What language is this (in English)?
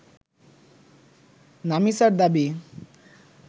Bangla